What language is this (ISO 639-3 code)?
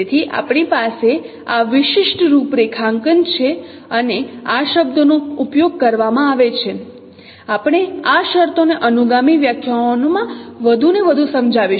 guj